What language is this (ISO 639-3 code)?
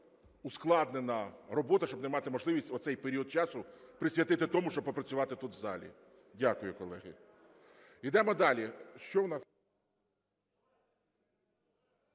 ukr